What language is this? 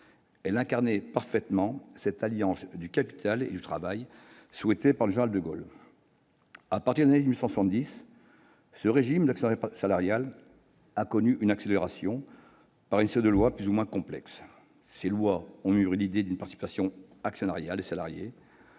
French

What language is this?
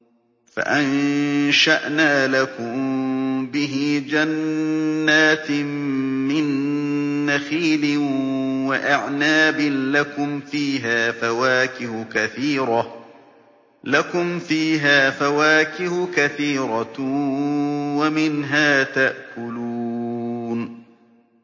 Arabic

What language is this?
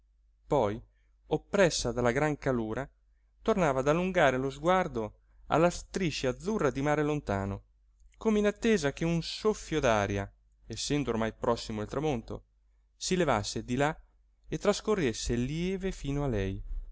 Italian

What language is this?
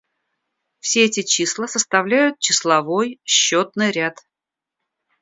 Russian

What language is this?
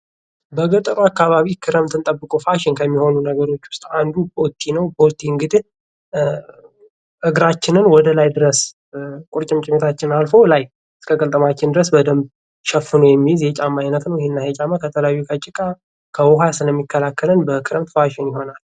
Amharic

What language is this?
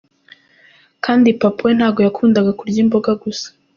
Kinyarwanda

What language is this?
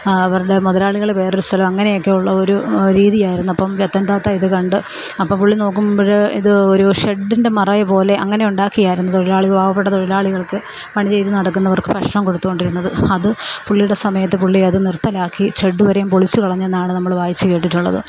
Malayalam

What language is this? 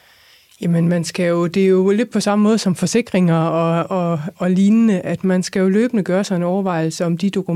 Danish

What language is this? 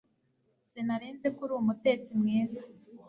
Kinyarwanda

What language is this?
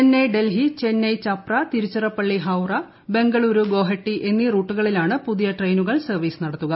Malayalam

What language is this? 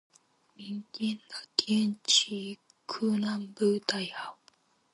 Chinese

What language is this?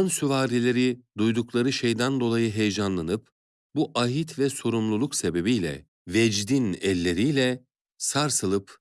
Turkish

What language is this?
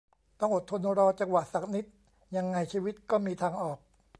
Thai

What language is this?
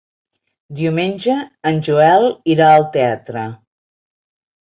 Catalan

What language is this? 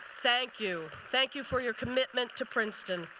English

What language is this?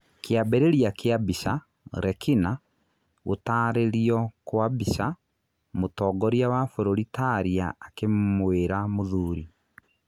Kikuyu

